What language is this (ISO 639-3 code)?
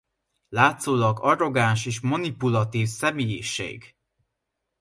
hun